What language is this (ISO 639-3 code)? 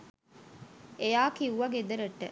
sin